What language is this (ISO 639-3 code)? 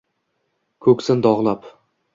uzb